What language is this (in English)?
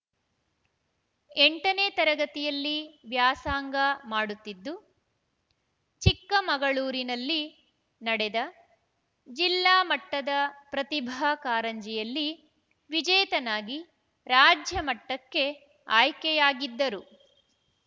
Kannada